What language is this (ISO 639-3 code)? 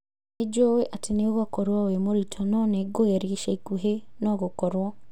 kik